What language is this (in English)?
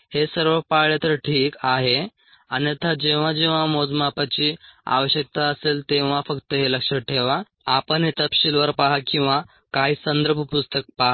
Marathi